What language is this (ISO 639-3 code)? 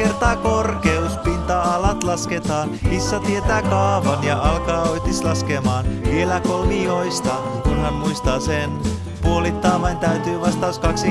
fin